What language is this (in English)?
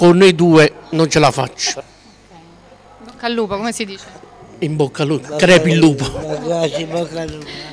Italian